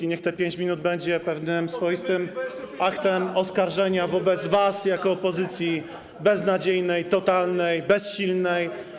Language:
Polish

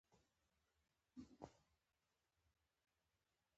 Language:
Pashto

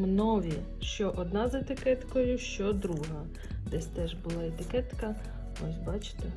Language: Ukrainian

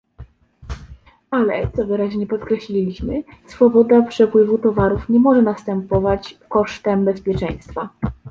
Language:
Polish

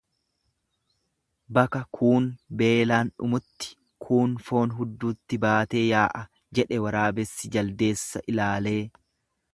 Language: Oromo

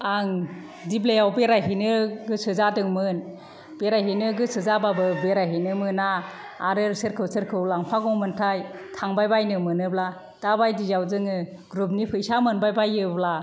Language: Bodo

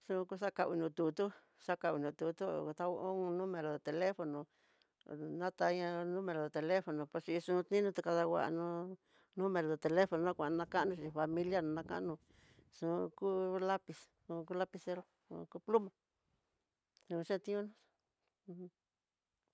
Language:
Tidaá Mixtec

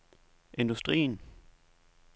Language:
Danish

